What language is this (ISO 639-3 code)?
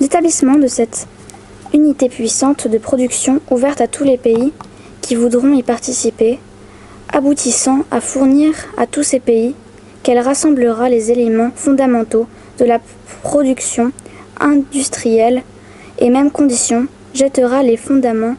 fra